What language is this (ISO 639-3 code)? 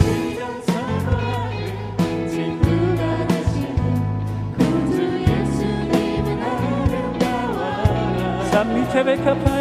kor